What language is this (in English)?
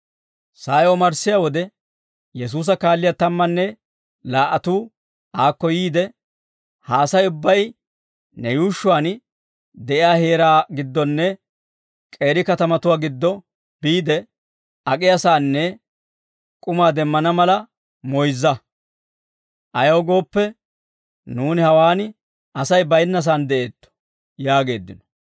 Dawro